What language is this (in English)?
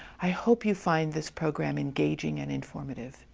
English